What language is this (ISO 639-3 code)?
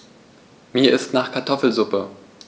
deu